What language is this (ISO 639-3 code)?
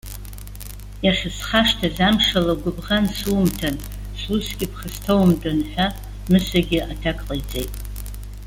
abk